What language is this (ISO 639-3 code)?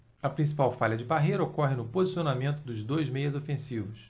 por